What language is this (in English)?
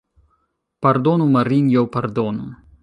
Esperanto